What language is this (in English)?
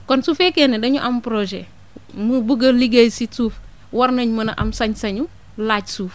Wolof